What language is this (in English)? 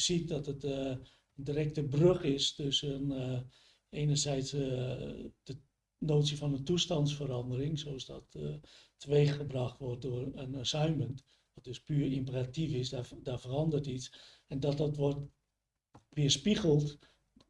Dutch